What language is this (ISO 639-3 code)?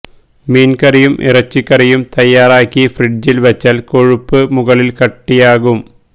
mal